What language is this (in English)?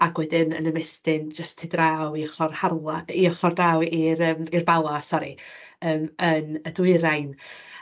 Welsh